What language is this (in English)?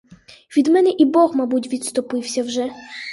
Ukrainian